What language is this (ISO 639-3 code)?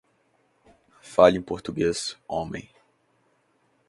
por